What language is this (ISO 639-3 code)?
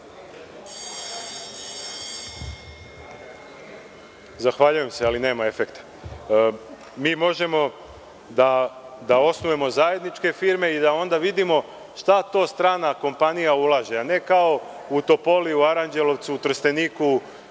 srp